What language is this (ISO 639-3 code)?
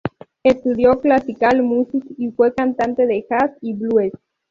spa